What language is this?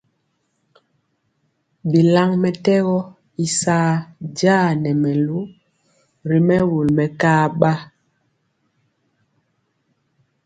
Mpiemo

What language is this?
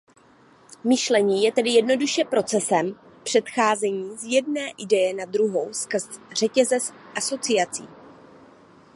Czech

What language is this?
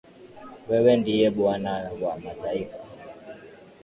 Swahili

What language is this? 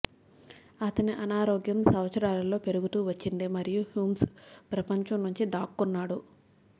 Telugu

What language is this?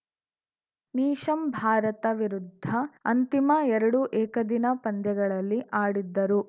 Kannada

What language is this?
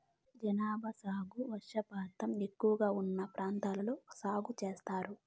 Telugu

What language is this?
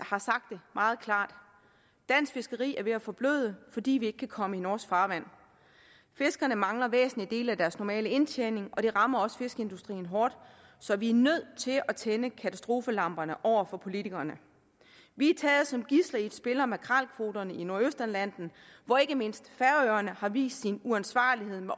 Danish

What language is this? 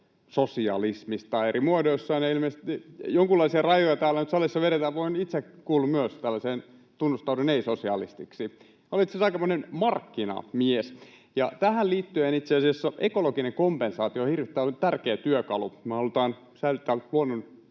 Finnish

